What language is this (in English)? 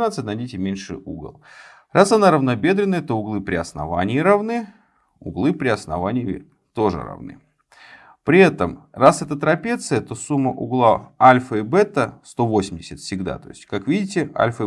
Russian